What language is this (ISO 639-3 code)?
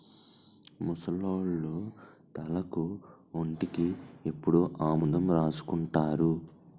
tel